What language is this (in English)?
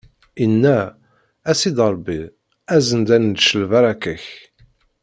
Kabyle